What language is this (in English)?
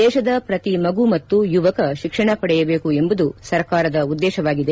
Kannada